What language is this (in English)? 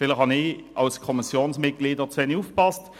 Swiss German